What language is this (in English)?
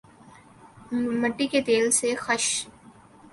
Urdu